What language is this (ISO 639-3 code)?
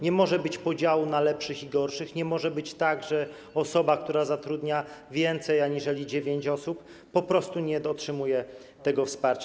pol